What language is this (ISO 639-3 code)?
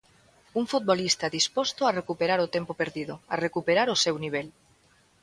glg